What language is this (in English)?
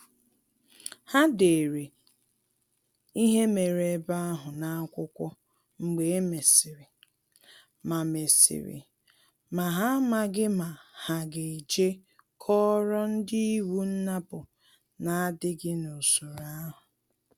Igbo